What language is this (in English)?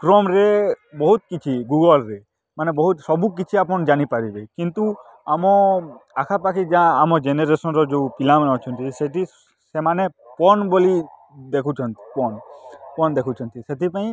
Odia